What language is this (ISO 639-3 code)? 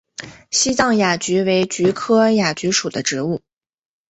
zho